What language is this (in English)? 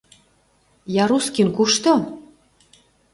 Mari